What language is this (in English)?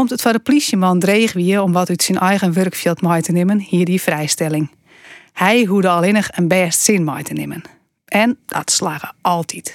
Dutch